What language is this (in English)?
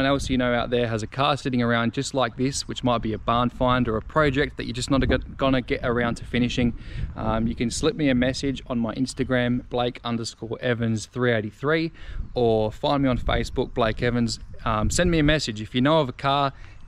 English